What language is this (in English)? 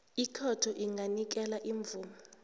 South Ndebele